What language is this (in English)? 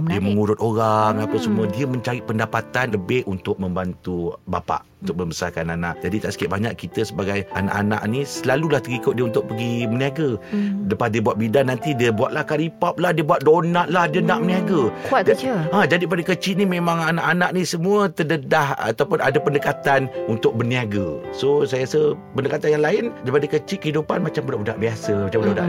Malay